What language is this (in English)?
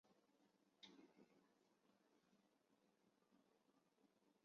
Chinese